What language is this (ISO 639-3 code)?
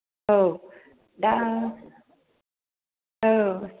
brx